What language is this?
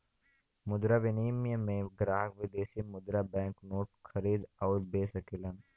Bhojpuri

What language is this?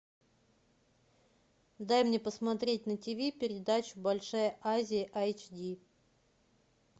Russian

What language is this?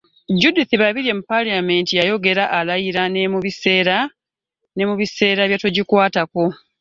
Ganda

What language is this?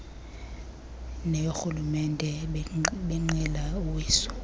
Xhosa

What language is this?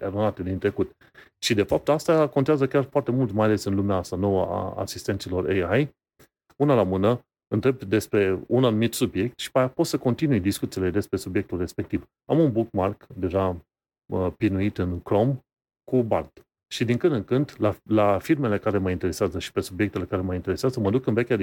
Romanian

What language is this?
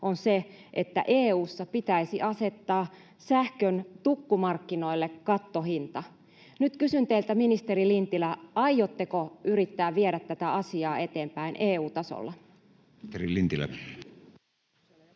Finnish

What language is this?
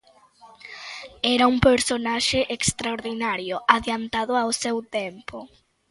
Galician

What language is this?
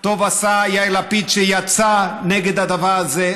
Hebrew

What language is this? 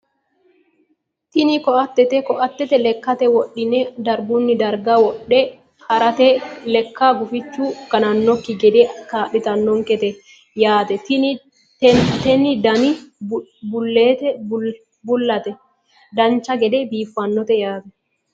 Sidamo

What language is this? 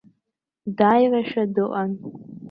Abkhazian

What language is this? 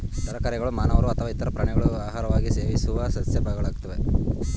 Kannada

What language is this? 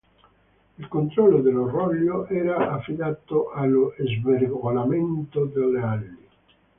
Italian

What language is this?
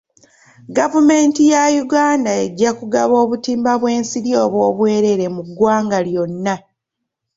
Ganda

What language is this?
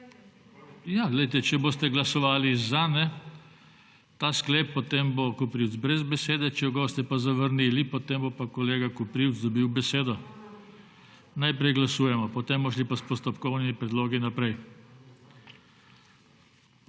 Slovenian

